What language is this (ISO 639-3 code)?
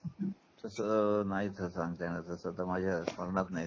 mar